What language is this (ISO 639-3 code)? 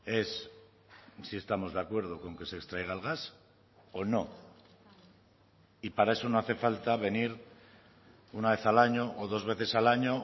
spa